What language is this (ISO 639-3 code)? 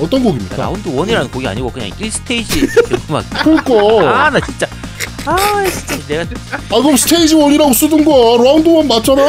kor